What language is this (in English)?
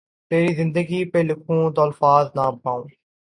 Urdu